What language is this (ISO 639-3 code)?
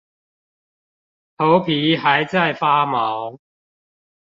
zho